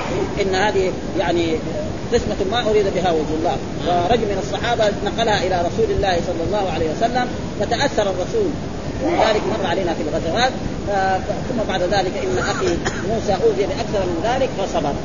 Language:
Arabic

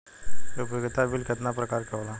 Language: Bhojpuri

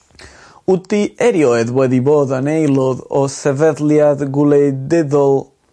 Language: Welsh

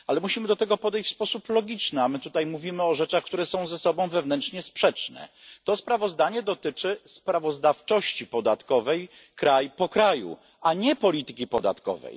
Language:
Polish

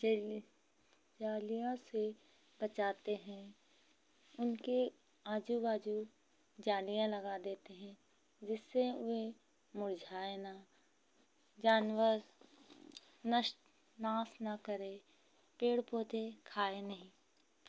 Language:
Hindi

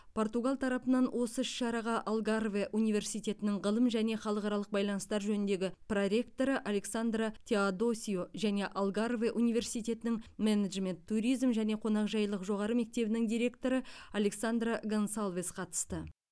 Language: Kazakh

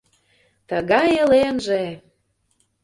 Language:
Mari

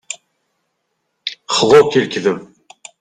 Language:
Kabyle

